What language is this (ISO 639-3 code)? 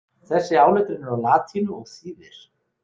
isl